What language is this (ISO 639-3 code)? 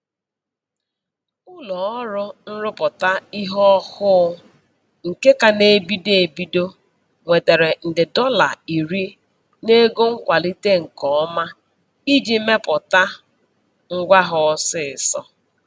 ibo